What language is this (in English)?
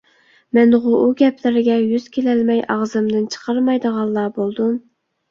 Uyghur